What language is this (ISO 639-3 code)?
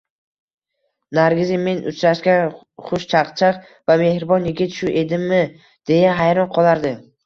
uzb